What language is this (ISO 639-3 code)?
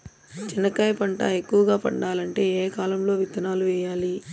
tel